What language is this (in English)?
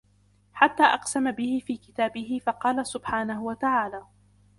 Arabic